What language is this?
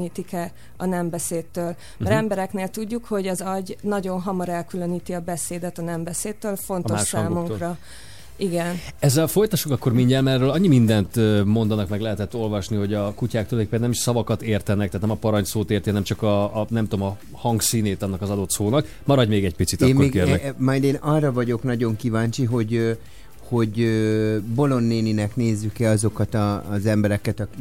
Hungarian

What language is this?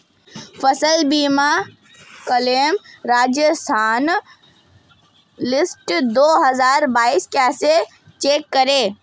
Hindi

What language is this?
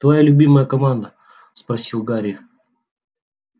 Russian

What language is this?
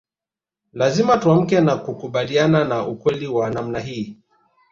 Swahili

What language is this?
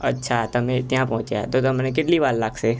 Gujarati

